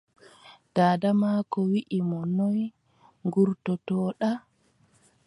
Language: Adamawa Fulfulde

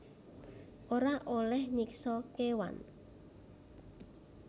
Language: Javanese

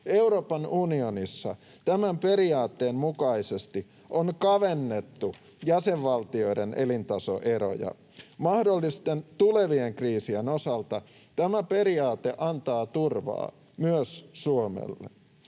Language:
Finnish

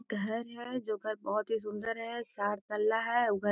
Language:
Magahi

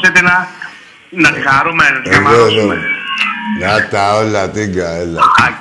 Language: Greek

